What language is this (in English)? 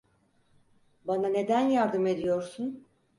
Turkish